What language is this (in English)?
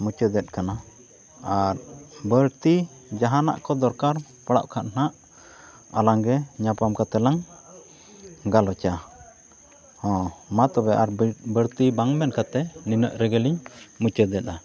Santali